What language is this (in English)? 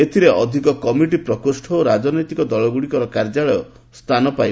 Odia